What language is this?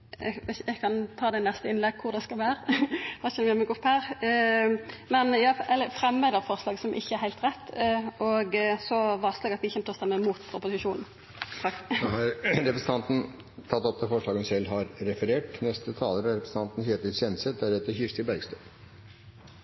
Norwegian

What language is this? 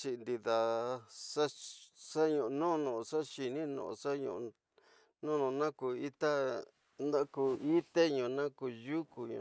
Tidaá Mixtec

